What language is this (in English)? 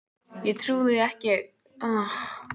Icelandic